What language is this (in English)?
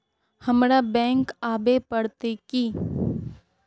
Magahi